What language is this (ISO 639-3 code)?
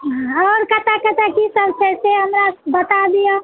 mai